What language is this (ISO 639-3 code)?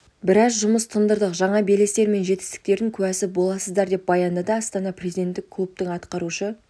kaz